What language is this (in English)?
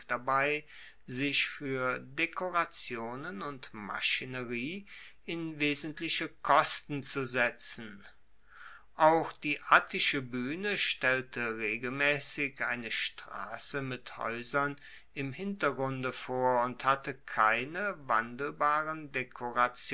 German